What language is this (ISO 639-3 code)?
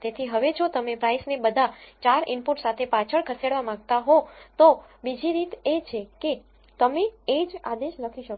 guj